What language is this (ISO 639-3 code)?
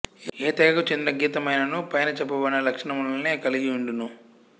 tel